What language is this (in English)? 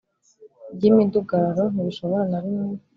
Kinyarwanda